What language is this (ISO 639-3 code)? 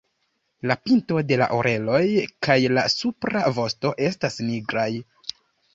epo